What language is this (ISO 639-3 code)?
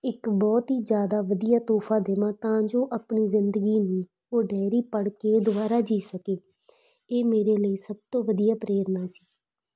pan